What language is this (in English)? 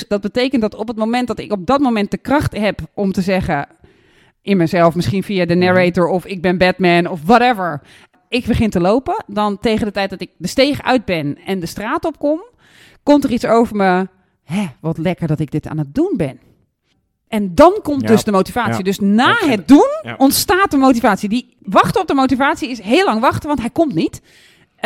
Dutch